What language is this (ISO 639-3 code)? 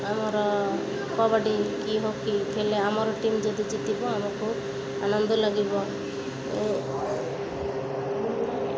ori